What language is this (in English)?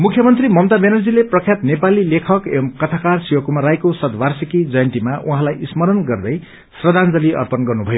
Nepali